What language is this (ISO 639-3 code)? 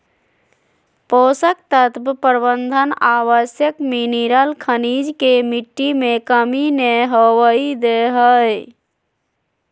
mag